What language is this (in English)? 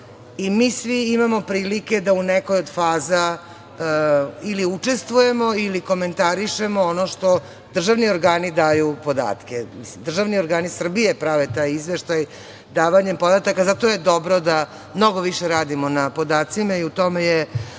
Serbian